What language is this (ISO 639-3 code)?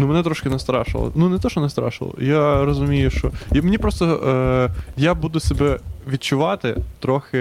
ukr